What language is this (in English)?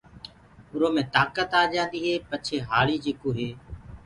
Gurgula